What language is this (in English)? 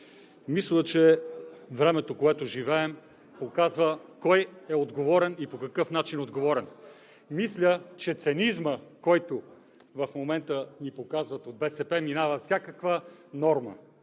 Bulgarian